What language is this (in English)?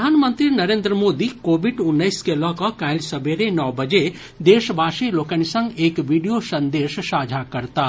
Maithili